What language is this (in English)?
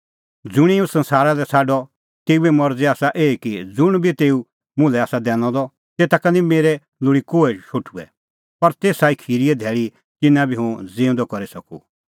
Kullu Pahari